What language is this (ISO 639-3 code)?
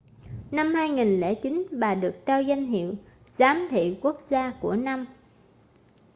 vie